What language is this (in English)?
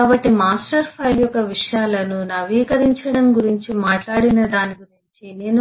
Telugu